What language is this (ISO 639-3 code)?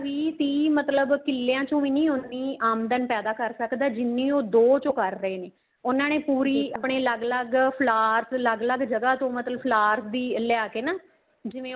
pan